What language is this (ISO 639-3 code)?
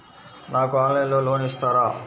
tel